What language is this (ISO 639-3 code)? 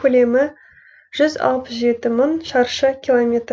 kaz